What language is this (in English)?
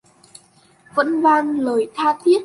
Vietnamese